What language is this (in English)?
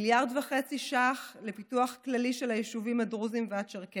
Hebrew